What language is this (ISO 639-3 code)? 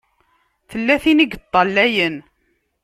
kab